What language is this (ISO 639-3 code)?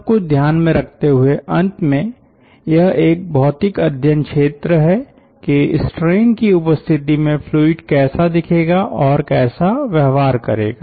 hin